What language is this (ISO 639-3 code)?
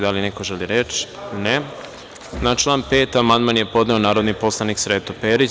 srp